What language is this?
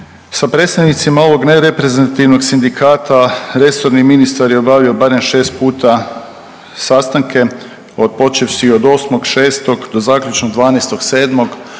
Croatian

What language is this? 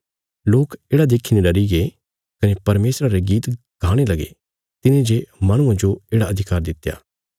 Bilaspuri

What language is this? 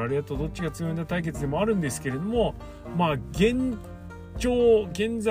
Japanese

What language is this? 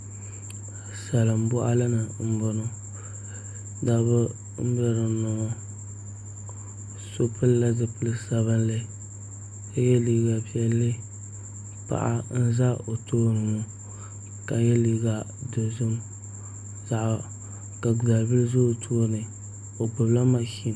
Dagbani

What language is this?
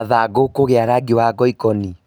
Kikuyu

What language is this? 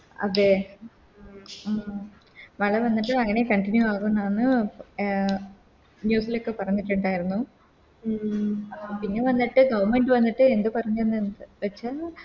Malayalam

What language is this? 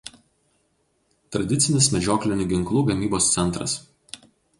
Lithuanian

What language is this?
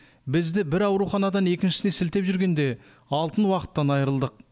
Kazakh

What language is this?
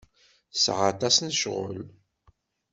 Kabyle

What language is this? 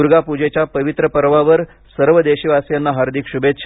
Marathi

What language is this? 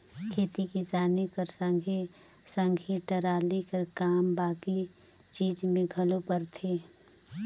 Chhattisgarhi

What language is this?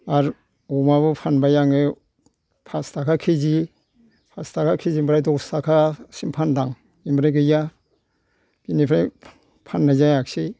Bodo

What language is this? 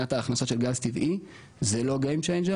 Hebrew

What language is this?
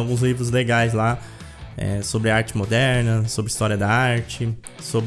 Portuguese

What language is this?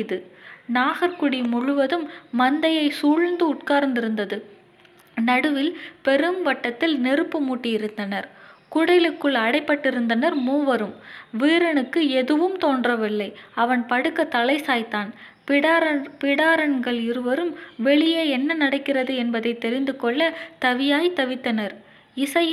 Tamil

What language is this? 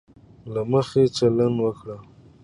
Pashto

